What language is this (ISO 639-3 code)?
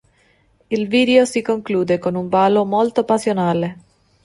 ita